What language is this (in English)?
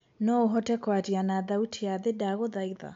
Kikuyu